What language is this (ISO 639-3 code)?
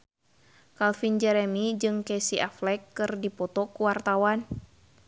sun